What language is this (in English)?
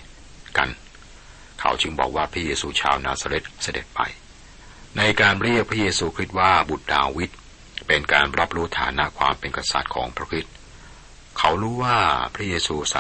Thai